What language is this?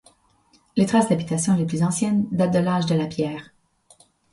French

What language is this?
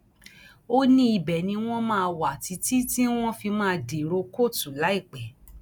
Yoruba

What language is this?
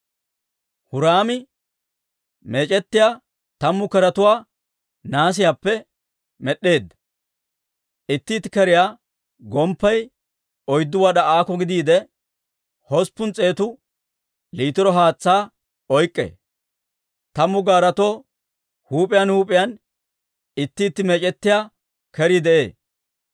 Dawro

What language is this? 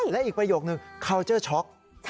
Thai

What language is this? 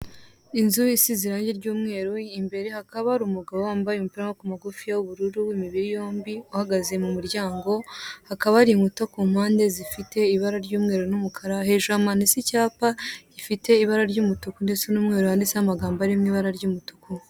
Kinyarwanda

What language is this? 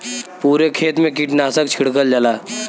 Bhojpuri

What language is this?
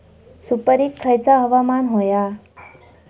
Marathi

